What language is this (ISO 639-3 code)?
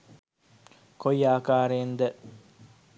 sin